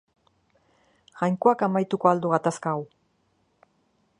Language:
Basque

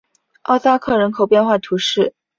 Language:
Chinese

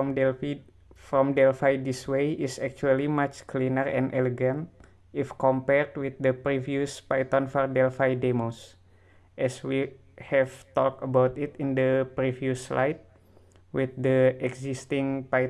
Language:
Indonesian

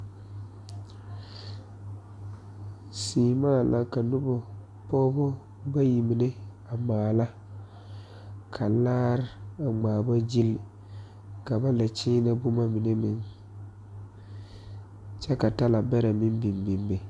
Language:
Southern Dagaare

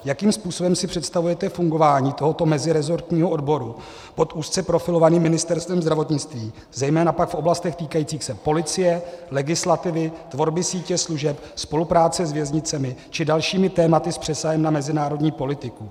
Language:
Czech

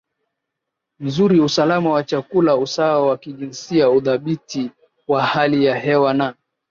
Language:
Swahili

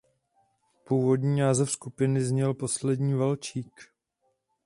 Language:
Czech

